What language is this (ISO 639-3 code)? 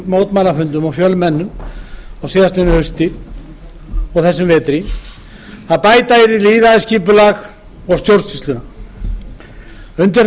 isl